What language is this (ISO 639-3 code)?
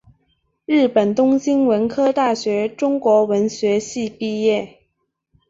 zho